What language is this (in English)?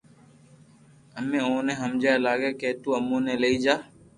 Loarki